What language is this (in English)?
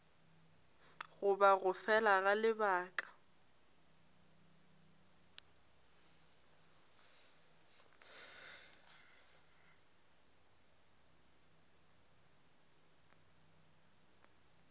Northern Sotho